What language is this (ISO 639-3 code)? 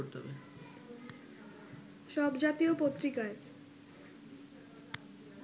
ben